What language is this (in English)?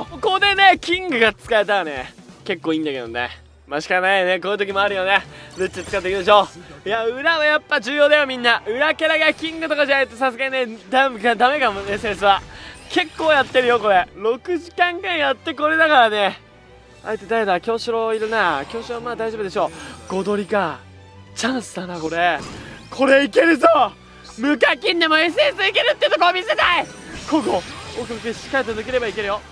Japanese